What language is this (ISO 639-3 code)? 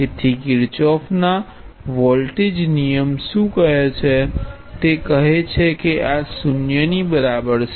guj